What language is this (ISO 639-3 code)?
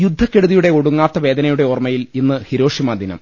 mal